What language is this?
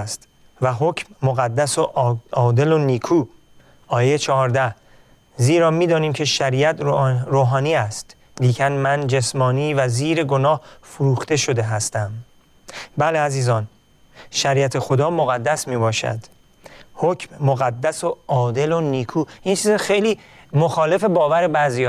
Persian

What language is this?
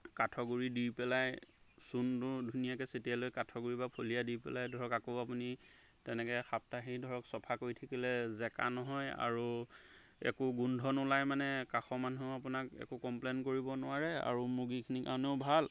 Assamese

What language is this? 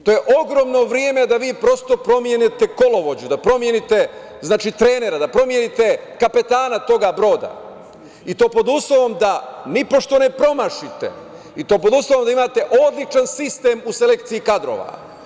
Serbian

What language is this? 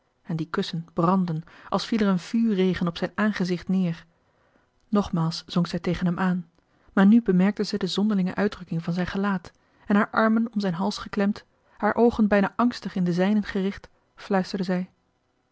Dutch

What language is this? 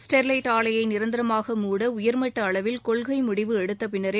Tamil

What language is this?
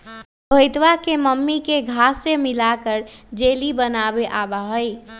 Magahi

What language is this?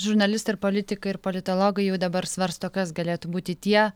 Lithuanian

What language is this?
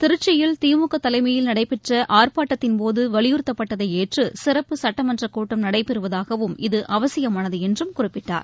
Tamil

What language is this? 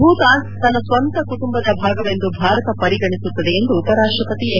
Kannada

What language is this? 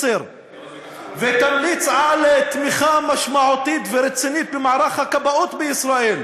Hebrew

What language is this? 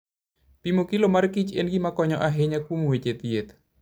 Luo (Kenya and Tanzania)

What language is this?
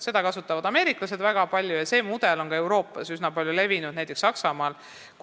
Estonian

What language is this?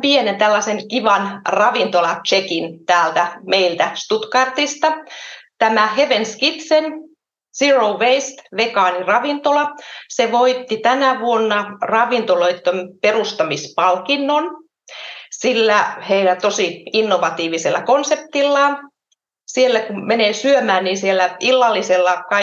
Finnish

